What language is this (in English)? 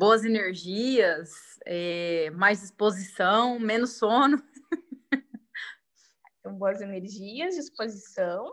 Portuguese